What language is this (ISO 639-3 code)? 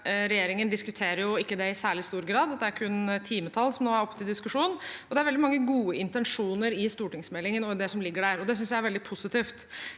nor